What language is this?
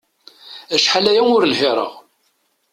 Kabyle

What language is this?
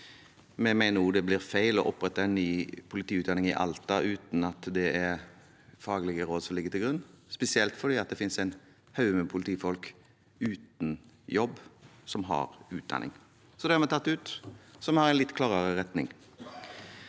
Norwegian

